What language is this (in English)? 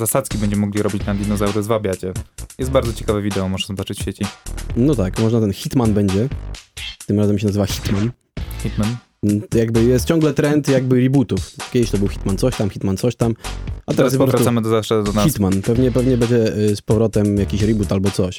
Polish